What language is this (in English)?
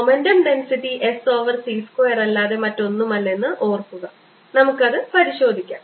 Malayalam